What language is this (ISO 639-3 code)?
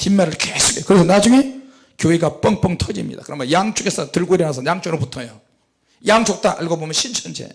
kor